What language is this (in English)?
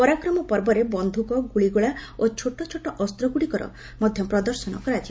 Odia